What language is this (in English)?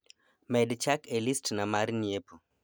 Luo (Kenya and Tanzania)